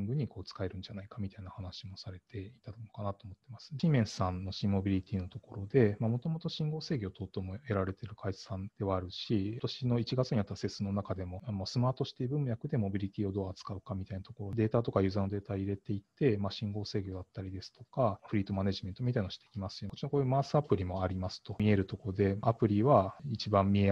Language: Japanese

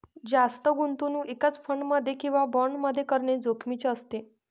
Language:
Marathi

